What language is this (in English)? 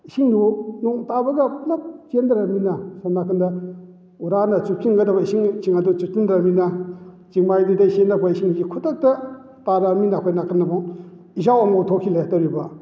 Manipuri